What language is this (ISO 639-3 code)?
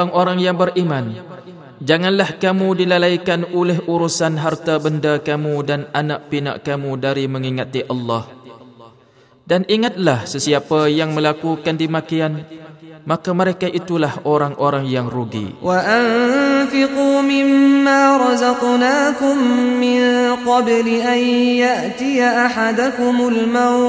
msa